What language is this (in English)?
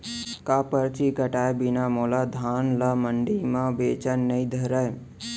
Chhattisgarhi